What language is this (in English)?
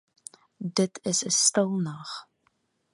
Afrikaans